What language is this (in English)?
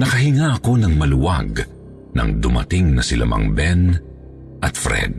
Filipino